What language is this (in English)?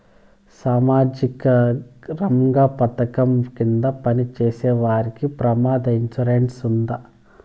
Telugu